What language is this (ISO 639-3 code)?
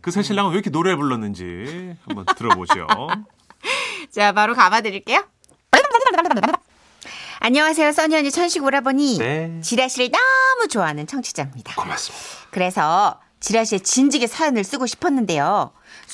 kor